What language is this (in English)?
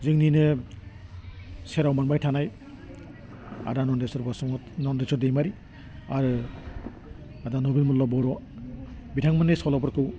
Bodo